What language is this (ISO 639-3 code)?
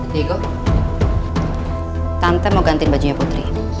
ind